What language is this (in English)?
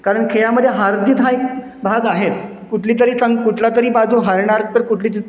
Marathi